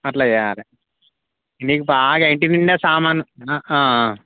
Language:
Telugu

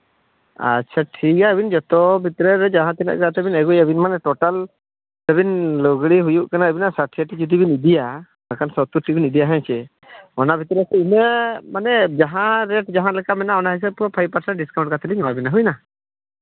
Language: Santali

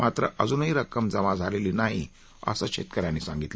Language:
Marathi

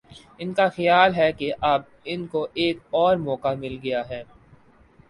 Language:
Urdu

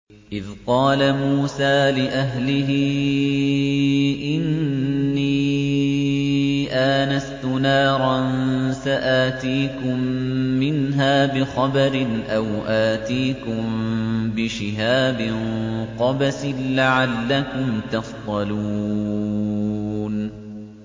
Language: Arabic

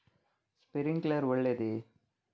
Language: Kannada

